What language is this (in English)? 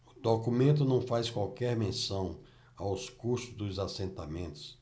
Portuguese